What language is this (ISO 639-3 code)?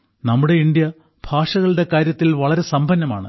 mal